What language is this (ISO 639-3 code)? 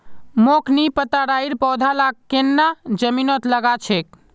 mag